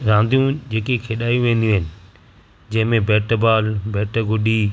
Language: Sindhi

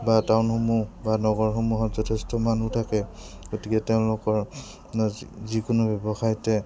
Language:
Assamese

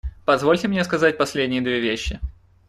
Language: Russian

